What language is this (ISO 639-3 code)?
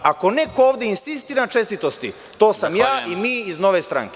srp